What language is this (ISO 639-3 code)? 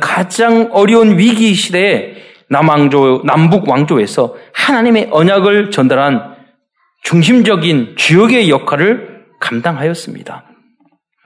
kor